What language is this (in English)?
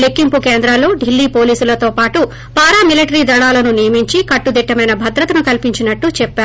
Telugu